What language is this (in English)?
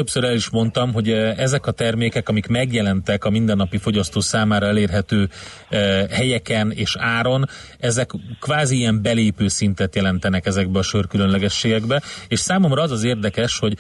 Hungarian